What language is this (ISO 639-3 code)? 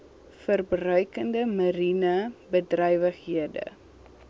afr